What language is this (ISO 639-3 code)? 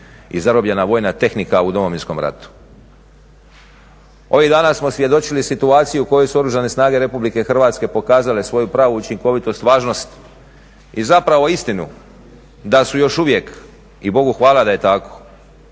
hrv